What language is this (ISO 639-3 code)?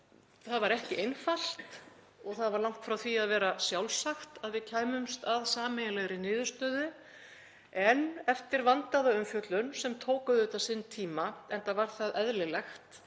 isl